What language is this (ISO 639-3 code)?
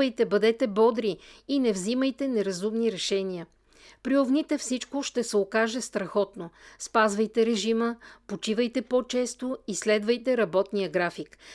bul